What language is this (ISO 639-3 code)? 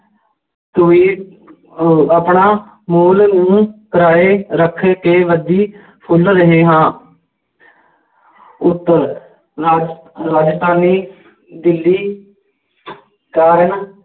pan